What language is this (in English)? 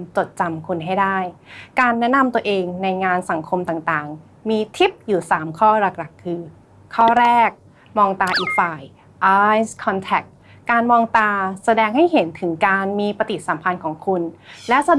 Thai